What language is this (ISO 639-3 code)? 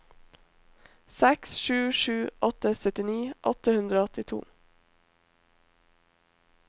nor